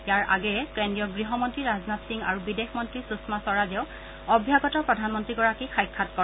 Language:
Assamese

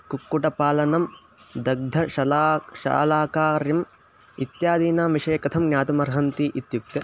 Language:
Sanskrit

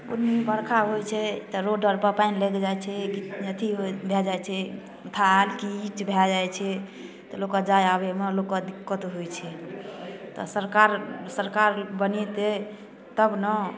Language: Maithili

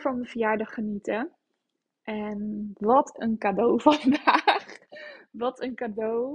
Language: Dutch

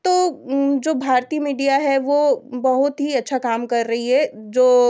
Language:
Hindi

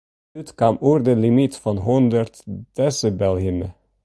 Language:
Western Frisian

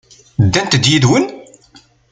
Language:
Kabyle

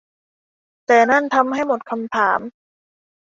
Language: Thai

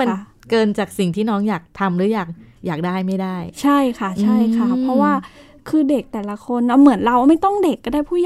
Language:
Thai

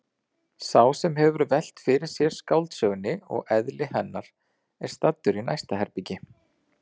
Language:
Icelandic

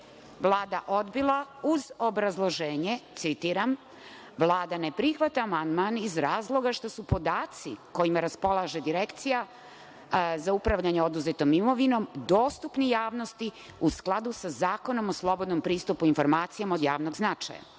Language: Serbian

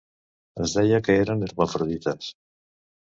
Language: Catalan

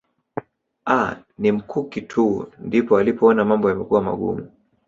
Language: Swahili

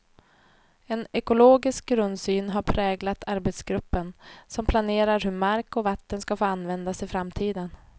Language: Swedish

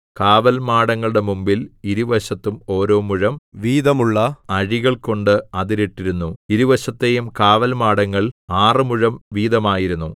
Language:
Malayalam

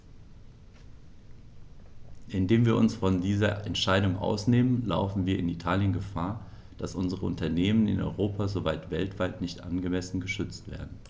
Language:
German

